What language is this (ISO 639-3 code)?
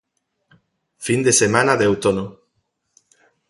glg